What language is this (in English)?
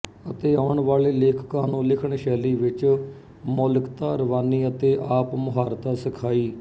Punjabi